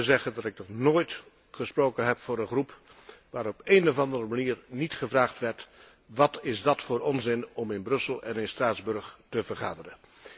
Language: Dutch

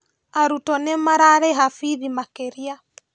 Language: Kikuyu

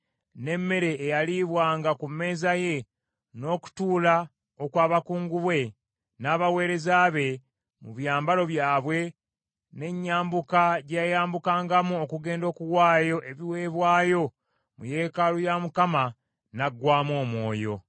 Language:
Ganda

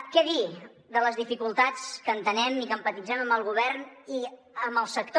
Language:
Catalan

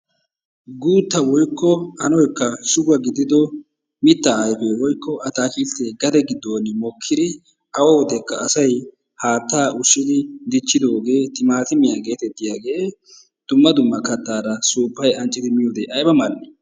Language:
Wolaytta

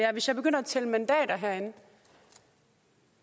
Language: Danish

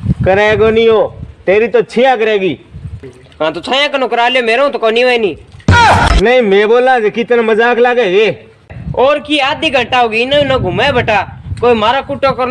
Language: Hindi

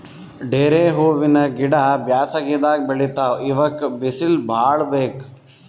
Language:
Kannada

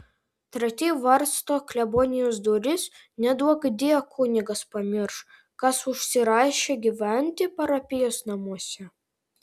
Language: Lithuanian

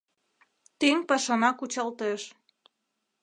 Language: Mari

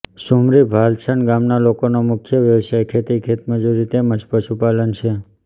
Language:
Gujarati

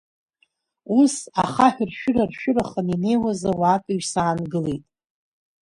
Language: Abkhazian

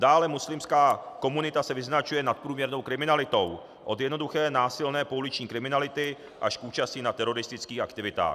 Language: Czech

